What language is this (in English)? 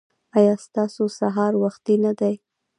Pashto